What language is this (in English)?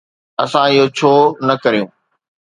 Sindhi